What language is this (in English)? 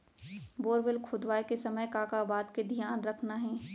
Chhattisgarhi